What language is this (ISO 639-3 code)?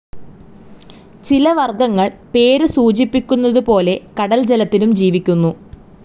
mal